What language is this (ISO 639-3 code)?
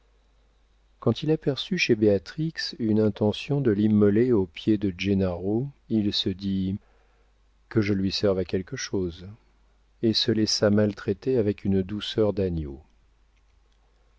fra